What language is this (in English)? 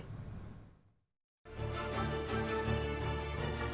Vietnamese